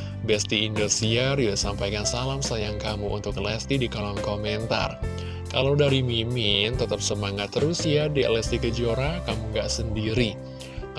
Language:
Indonesian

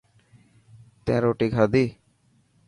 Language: Dhatki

